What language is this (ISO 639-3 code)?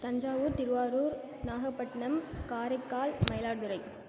tam